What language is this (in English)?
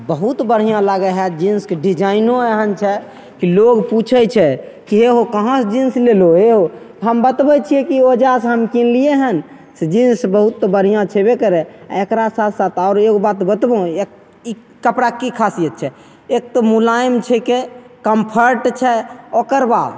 Maithili